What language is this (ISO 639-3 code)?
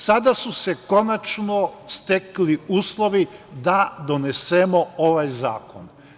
srp